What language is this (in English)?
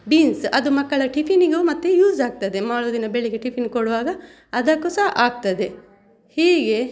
Kannada